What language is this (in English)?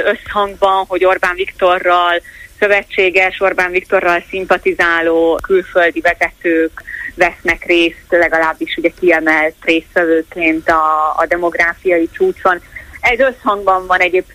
Hungarian